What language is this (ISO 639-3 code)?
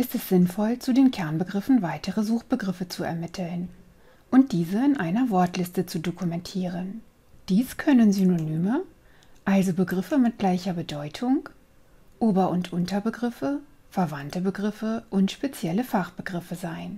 deu